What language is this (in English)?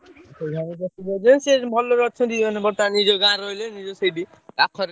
Odia